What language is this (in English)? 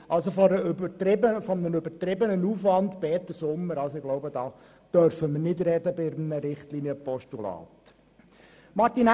Swiss German